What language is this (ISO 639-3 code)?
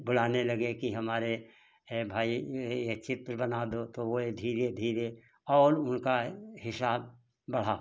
hin